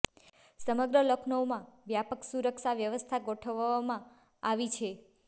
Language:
Gujarati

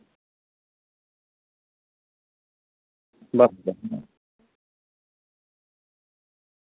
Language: Santali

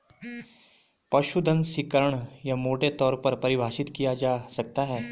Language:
Hindi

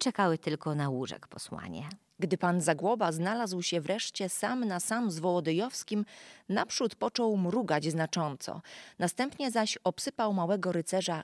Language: Polish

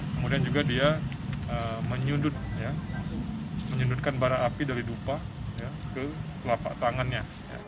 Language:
Indonesian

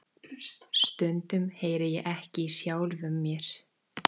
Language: Icelandic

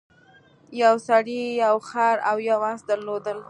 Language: Pashto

